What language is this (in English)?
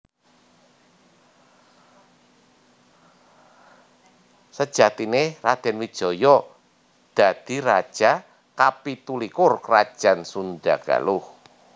Javanese